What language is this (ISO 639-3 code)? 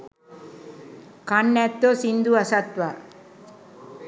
sin